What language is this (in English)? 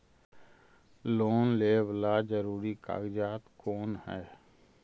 Magahi